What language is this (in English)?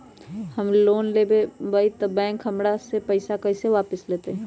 Magahi